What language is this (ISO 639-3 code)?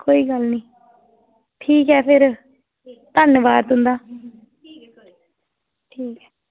doi